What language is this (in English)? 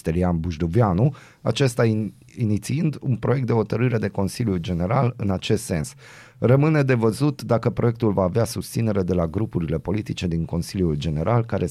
Romanian